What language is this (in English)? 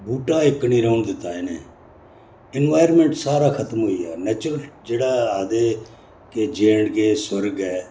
Dogri